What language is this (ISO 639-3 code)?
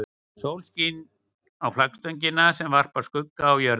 isl